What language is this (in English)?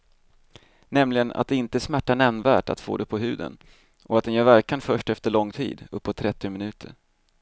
Swedish